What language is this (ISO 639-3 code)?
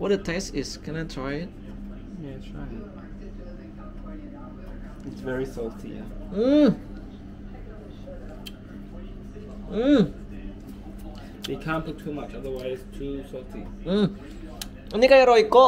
ind